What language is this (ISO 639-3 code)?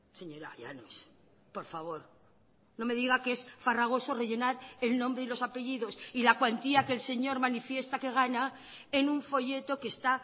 spa